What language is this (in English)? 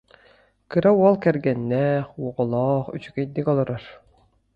Yakut